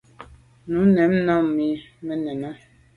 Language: Medumba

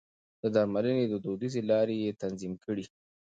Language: Pashto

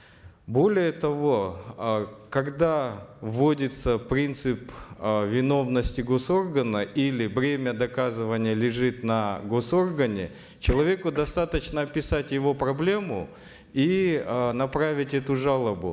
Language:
Kazakh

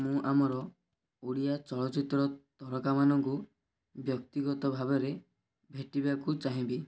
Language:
Odia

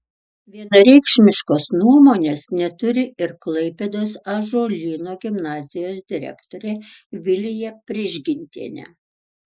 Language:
Lithuanian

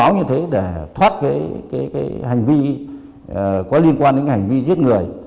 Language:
Vietnamese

